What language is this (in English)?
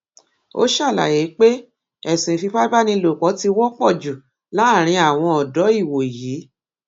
Yoruba